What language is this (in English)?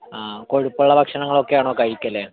Malayalam